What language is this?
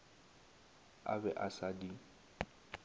Northern Sotho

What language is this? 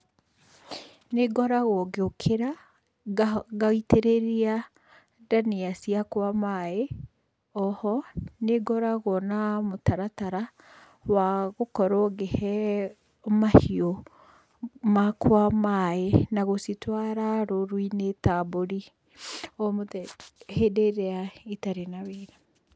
Kikuyu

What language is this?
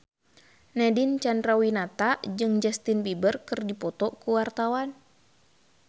Sundanese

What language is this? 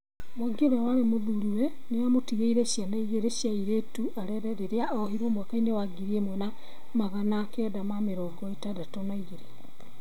Kikuyu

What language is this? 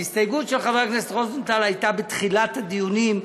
Hebrew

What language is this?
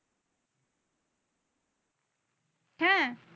Bangla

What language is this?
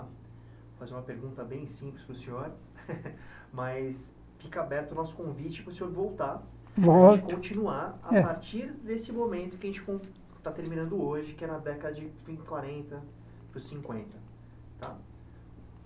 Portuguese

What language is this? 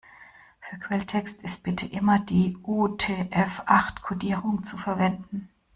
German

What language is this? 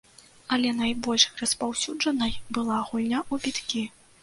Belarusian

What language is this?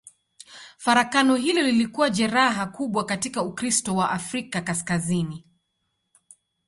Swahili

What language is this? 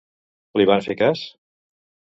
Catalan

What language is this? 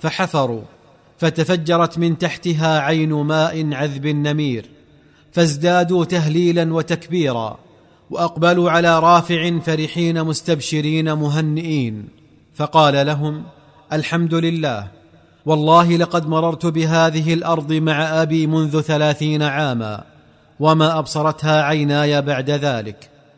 Arabic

